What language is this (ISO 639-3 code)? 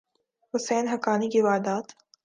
urd